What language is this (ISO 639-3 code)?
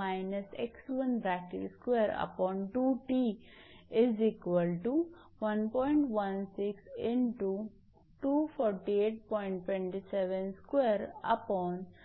mar